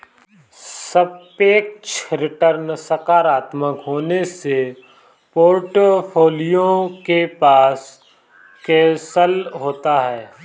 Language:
Hindi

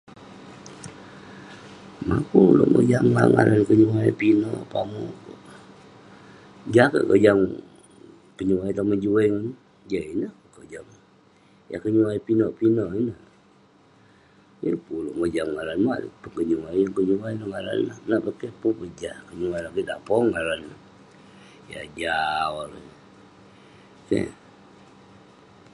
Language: Western Penan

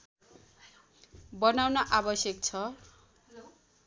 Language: Nepali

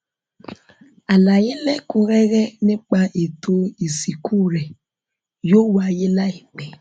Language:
Yoruba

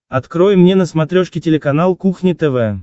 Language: Russian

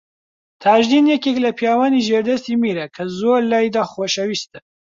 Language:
Central Kurdish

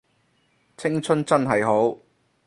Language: Cantonese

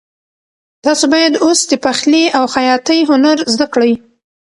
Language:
Pashto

